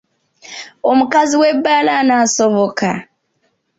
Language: Ganda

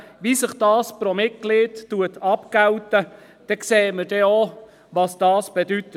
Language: Swiss German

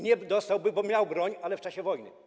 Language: Polish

